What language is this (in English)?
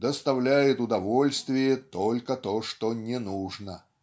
Russian